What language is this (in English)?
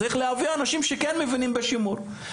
Hebrew